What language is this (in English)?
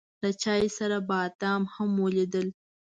Pashto